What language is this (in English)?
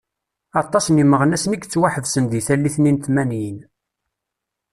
Kabyle